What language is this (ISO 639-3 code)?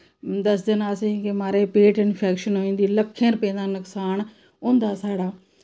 doi